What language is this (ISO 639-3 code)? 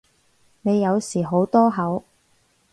yue